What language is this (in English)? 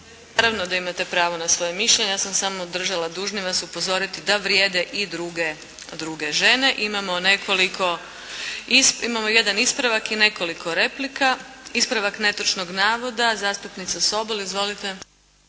Croatian